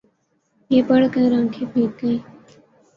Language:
Urdu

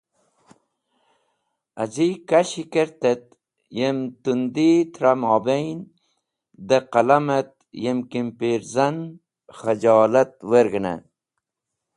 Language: Wakhi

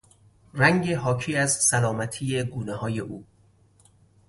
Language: Persian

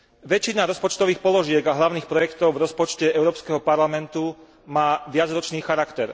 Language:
Slovak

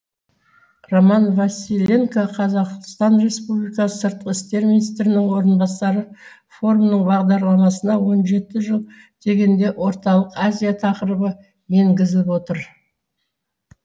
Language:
Kazakh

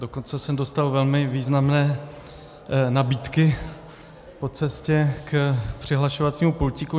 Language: Czech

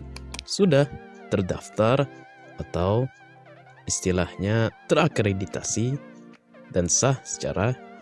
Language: Indonesian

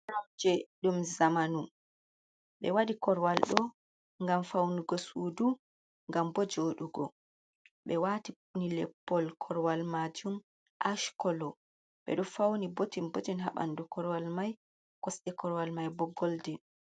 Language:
Fula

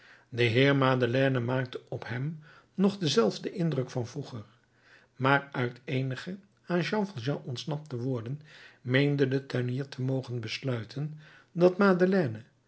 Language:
Dutch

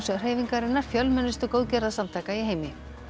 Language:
Icelandic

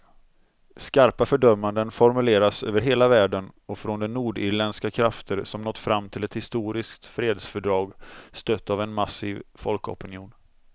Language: Swedish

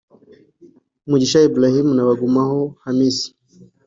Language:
Kinyarwanda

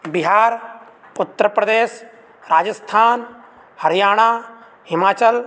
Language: Sanskrit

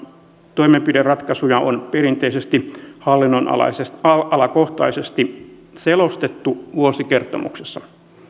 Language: Finnish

